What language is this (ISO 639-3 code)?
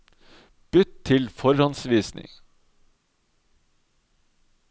nor